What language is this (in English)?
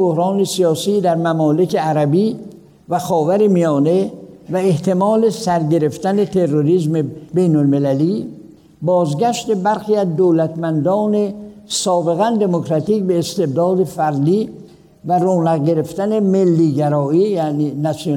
Persian